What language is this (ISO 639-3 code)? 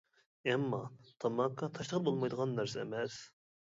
uig